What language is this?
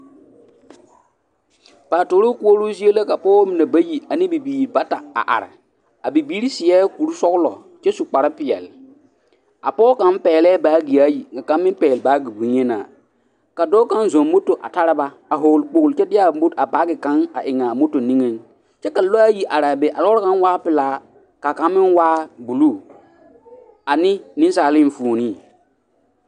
Southern Dagaare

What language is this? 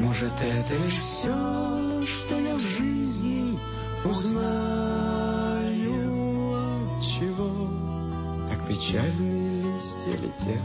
Slovak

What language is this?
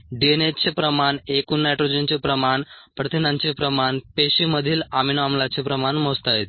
Marathi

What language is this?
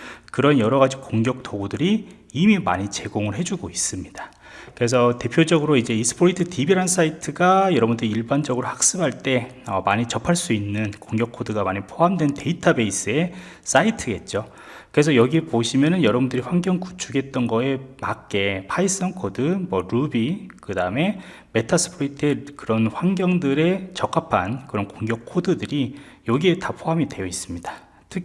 Korean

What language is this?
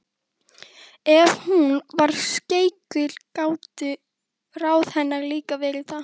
Icelandic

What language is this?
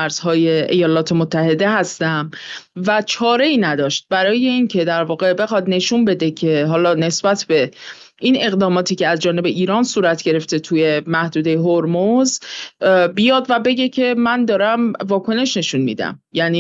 Persian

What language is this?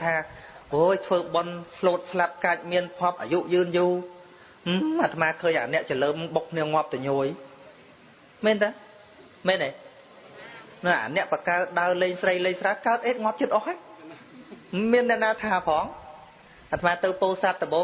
Vietnamese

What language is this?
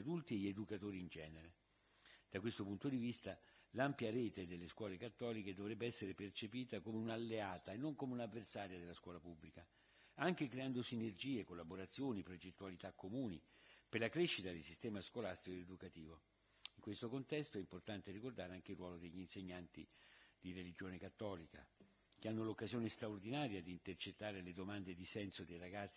Italian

